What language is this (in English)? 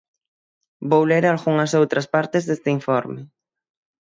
Galician